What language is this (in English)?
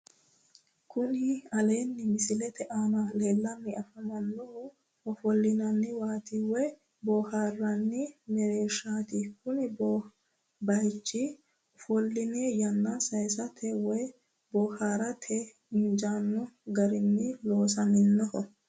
Sidamo